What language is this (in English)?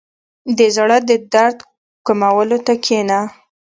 Pashto